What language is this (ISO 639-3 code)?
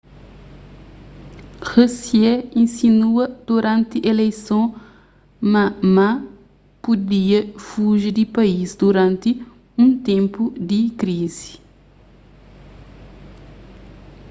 kea